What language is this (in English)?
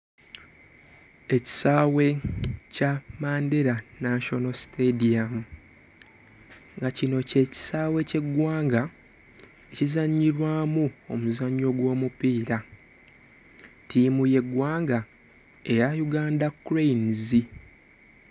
Ganda